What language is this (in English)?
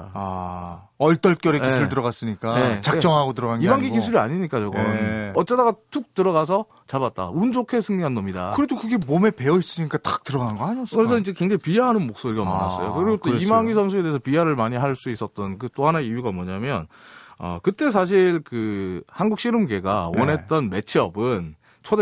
Korean